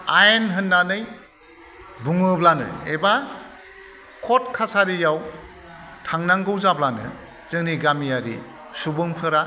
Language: Bodo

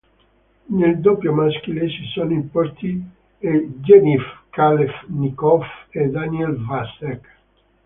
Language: Italian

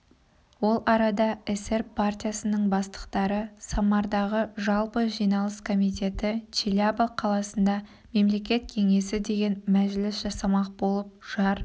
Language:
Kazakh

